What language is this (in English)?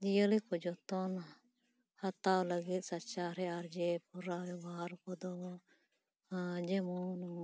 Santali